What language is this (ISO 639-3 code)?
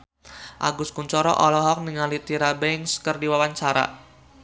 sun